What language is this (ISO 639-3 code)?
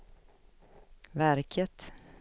swe